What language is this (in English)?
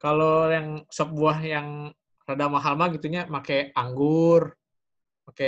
Indonesian